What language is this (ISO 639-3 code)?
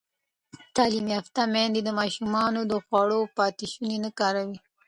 pus